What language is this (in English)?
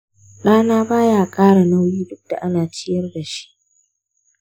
Hausa